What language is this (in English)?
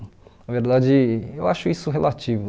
Portuguese